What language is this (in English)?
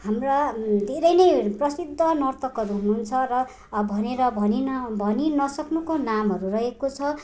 Nepali